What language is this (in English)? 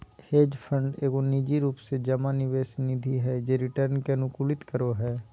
Magahi